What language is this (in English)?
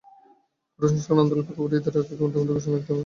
Bangla